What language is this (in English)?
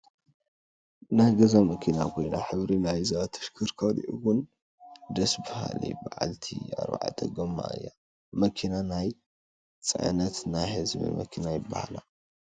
Tigrinya